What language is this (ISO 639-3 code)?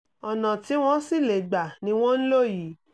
yor